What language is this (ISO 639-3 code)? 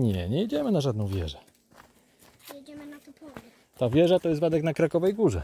pol